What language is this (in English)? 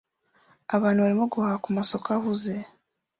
Kinyarwanda